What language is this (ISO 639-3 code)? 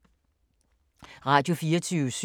dan